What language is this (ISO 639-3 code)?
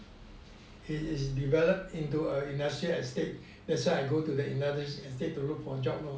eng